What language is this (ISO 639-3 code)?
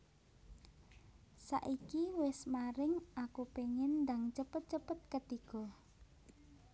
jav